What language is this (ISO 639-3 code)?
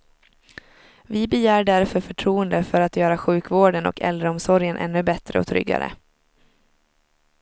swe